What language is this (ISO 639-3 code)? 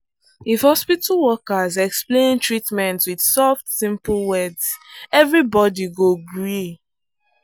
pcm